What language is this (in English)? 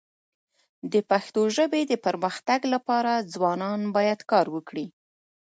Pashto